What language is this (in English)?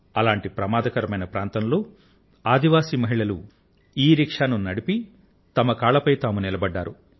Telugu